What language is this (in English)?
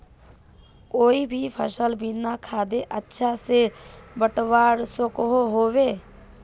Magahi